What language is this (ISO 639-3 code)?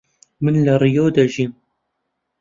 ckb